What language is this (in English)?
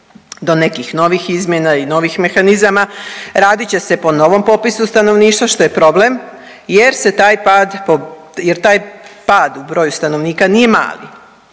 Croatian